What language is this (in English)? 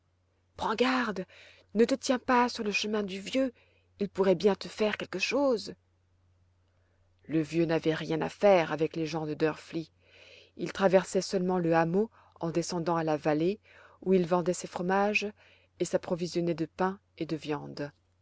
French